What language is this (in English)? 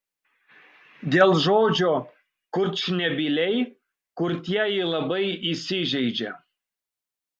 Lithuanian